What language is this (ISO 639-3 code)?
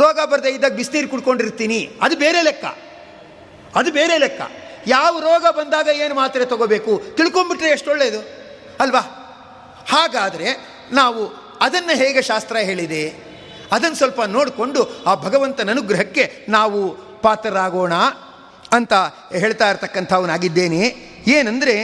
kan